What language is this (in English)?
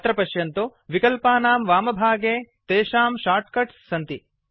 Sanskrit